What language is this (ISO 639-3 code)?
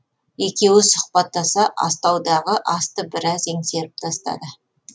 kaz